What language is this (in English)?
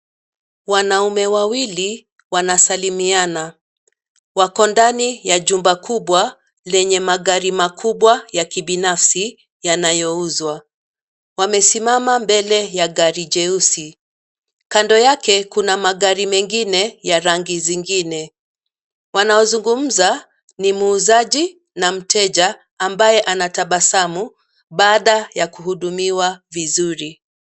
Swahili